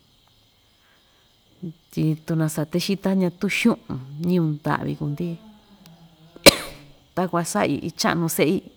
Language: Ixtayutla Mixtec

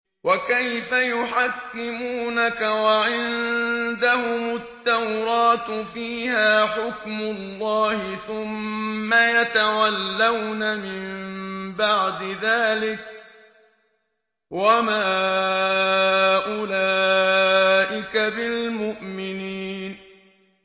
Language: Arabic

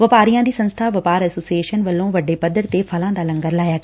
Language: Punjabi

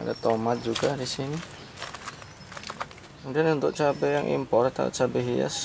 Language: Indonesian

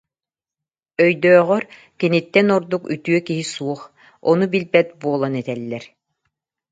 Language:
Yakut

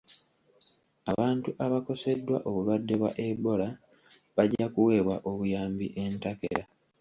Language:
Ganda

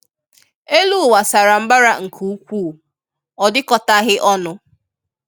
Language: Igbo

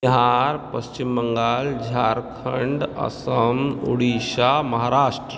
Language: Maithili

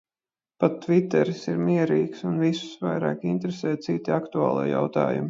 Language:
Latvian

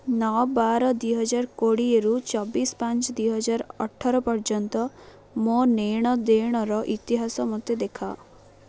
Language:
Odia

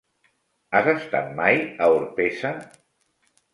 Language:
Catalan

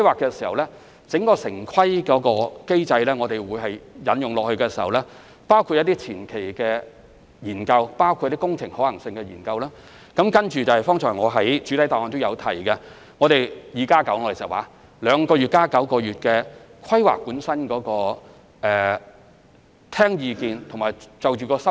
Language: Cantonese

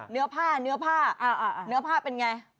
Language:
Thai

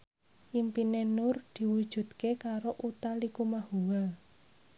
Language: Javanese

